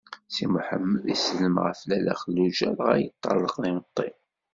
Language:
Kabyle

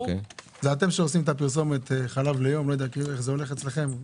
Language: Hebrew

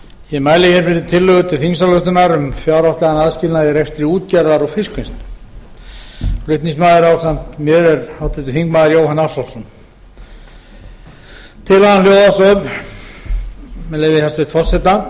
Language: Icelandic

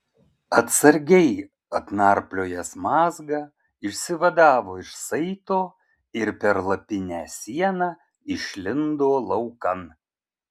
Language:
Lithuanian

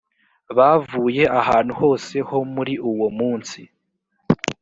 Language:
Kinyarwanda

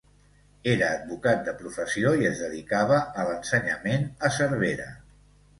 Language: Catalan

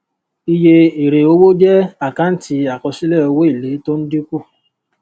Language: Yoruba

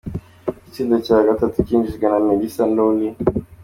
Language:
Kinyarwanda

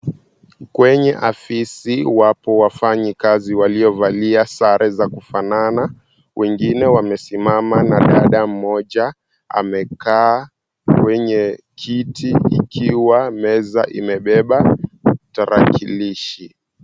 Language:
Swahili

